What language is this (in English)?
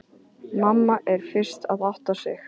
Icelandic